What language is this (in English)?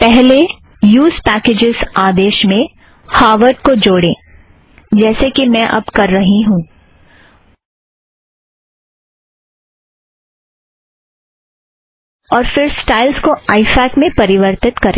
Hindi